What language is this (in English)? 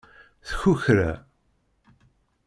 Kabyle